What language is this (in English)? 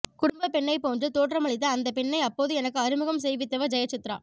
Tamil